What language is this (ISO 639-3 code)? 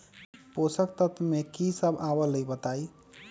mag